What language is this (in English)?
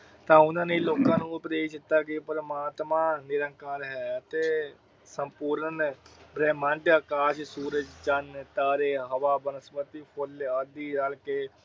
Punjabi